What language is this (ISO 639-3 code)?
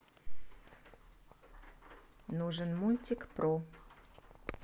rus